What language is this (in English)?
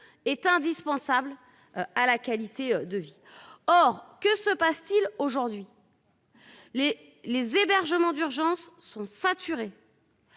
French